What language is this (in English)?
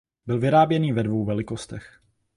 Czech